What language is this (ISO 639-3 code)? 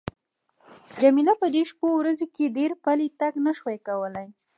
pus